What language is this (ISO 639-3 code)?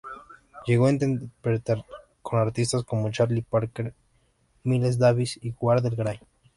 spa